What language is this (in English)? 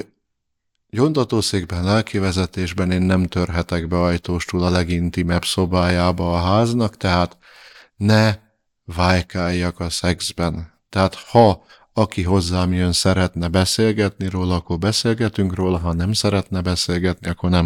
Hungarian